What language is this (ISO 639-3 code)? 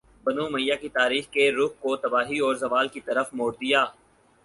urd